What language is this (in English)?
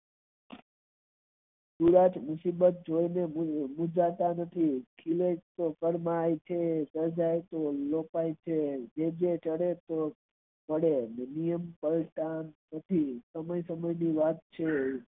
Gujarati